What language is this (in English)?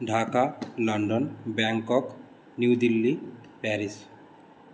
Sanskrit